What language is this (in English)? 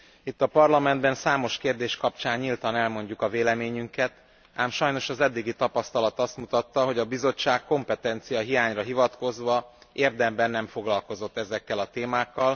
Hungarian